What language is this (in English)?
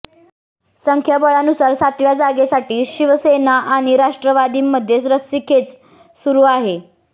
Marathi